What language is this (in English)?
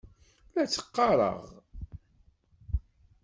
Kabyle